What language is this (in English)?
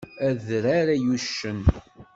Kabyle